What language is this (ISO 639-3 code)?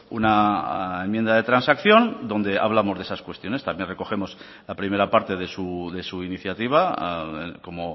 spa